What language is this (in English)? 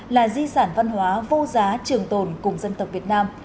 Vietnamese